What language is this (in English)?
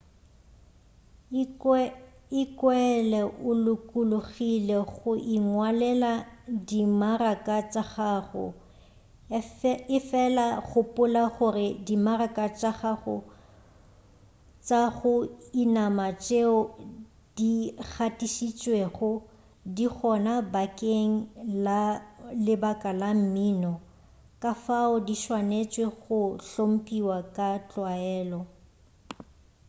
Northern Sotho